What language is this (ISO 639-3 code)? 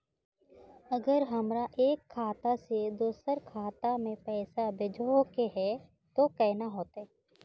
mag